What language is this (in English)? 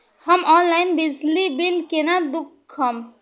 Maithili